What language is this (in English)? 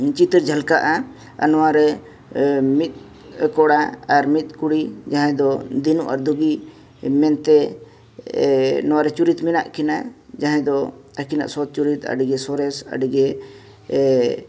Santali